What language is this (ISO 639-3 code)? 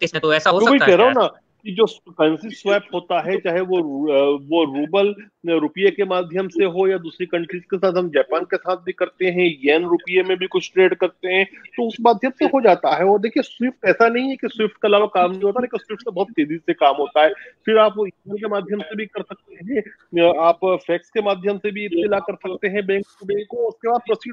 hin